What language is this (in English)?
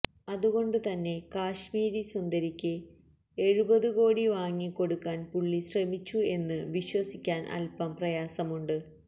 Malayalam